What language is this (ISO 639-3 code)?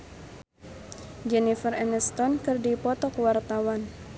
sun